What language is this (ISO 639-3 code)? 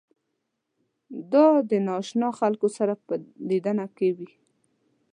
pus